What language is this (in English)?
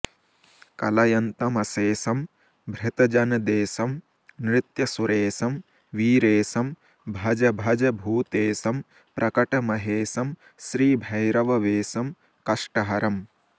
Sanskrit